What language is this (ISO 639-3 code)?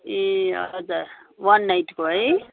nep